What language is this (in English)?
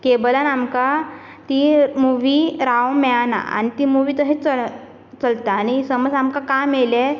Konkani